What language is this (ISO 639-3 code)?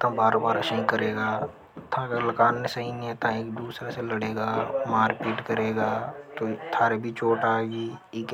hoj